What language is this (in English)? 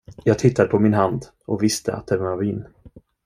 Swedish